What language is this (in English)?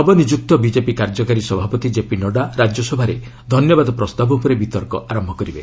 Odia